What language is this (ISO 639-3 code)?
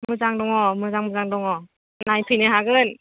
brx